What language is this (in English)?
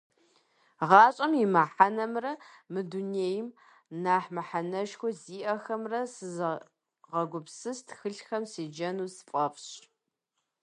Kabardian